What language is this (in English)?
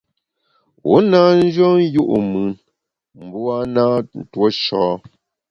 Bamun